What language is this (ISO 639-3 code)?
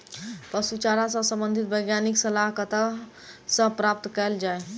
mai